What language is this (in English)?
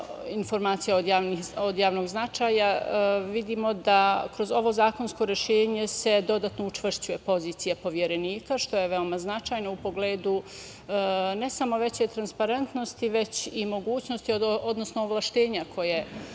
Serbian